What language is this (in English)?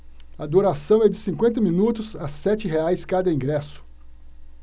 Portuguese